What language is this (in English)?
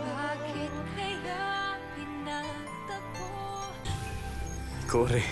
Filipino